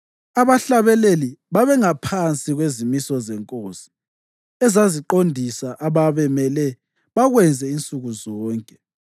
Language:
North Ndebele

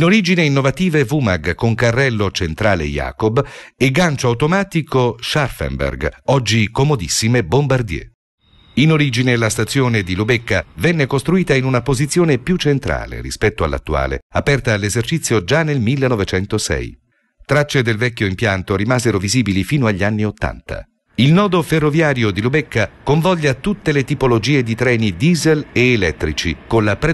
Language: Italian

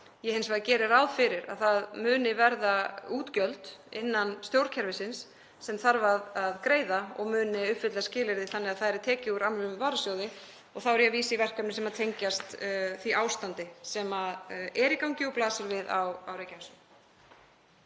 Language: Icelandic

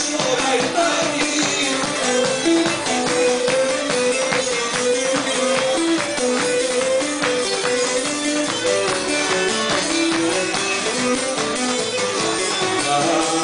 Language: Greek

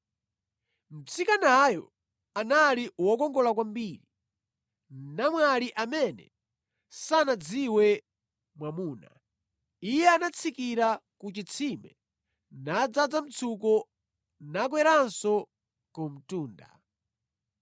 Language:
Nyanja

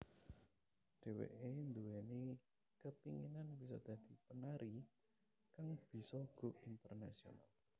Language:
Javanese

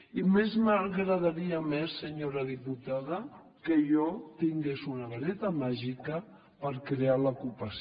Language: Catalan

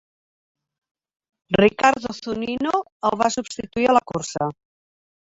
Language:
Catalan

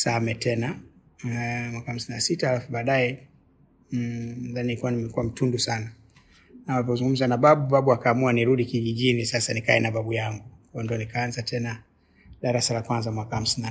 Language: Swahili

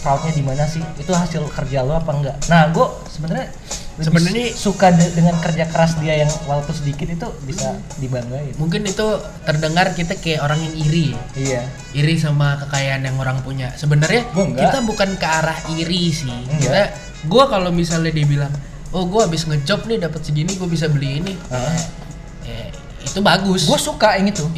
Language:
Indonesian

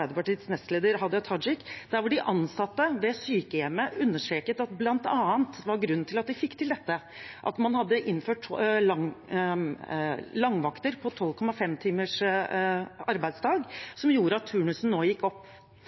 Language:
Norwegian Bokmål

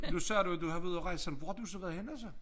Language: Danish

